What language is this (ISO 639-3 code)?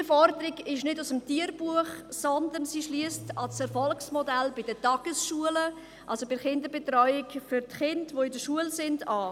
gsw